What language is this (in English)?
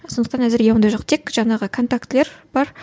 Kazakh